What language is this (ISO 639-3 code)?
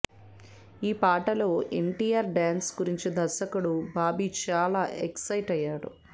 tel